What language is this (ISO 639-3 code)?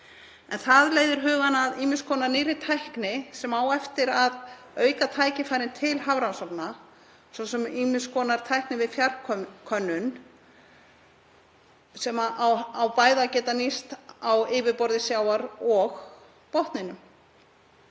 isl